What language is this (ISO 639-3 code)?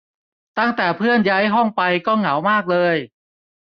tha